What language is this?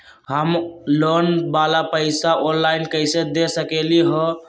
Magahi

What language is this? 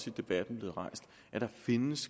Danish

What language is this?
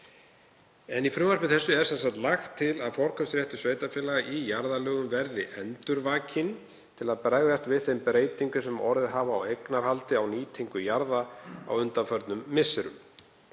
Icelandic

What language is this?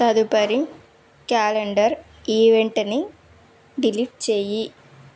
Telugu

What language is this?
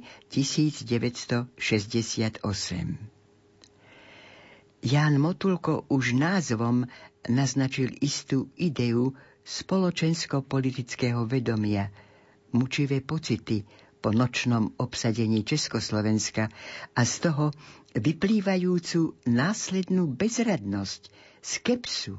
Slovak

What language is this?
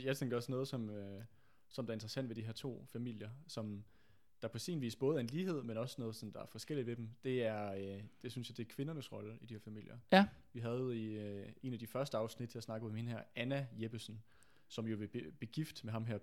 Danish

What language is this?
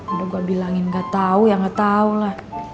Indonesian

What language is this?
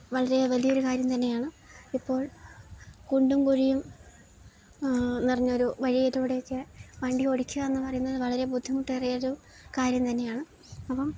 Malayalam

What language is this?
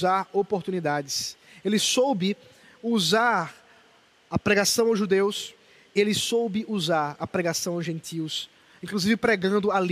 Portuguese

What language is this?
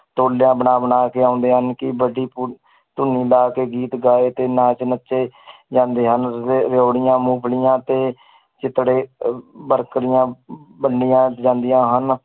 Punjabi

